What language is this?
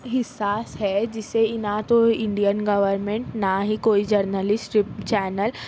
Urdu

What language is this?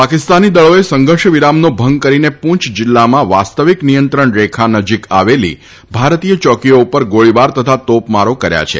Gujarati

